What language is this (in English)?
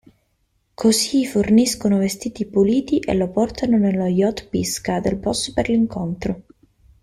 Italian